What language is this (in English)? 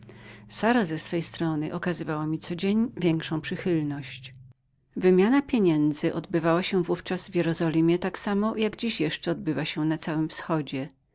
Polish